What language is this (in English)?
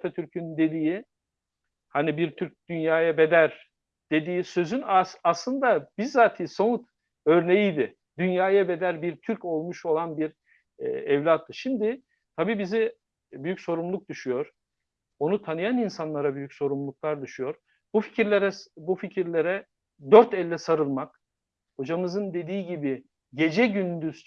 Turkish